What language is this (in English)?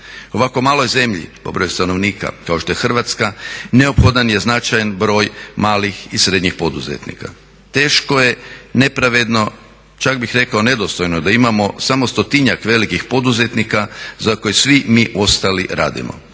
Croatian